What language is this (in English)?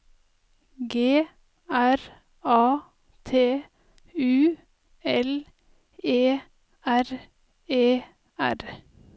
Norwegian